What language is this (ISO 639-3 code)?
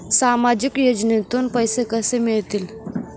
mar